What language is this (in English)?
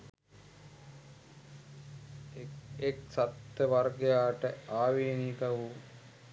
Sinhala